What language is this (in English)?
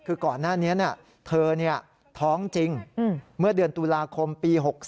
Thai